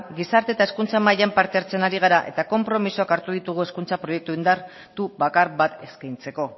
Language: Basque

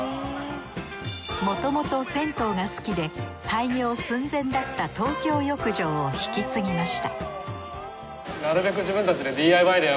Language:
Japanese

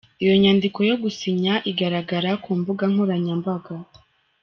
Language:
Kinyarwanda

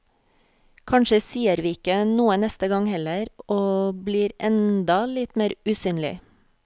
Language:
Norwegian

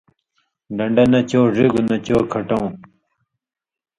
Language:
Indus Kohistani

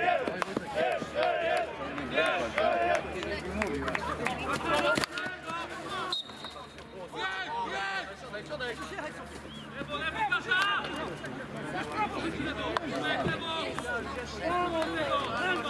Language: Polish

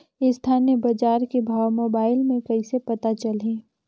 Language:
Chhattisgarhi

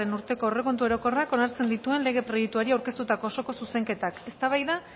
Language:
Basque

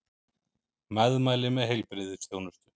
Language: Icelandic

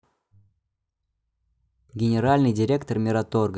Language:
Russian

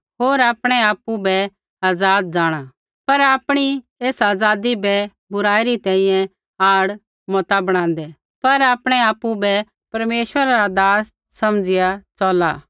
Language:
Kullu Pahari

